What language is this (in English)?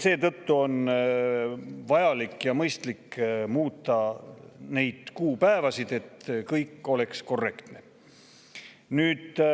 Estonian